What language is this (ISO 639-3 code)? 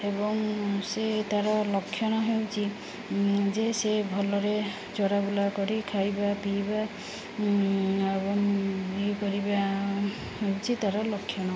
ori